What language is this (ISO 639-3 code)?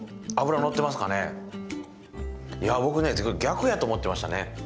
jpn